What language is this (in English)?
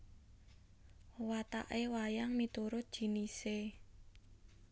Javanese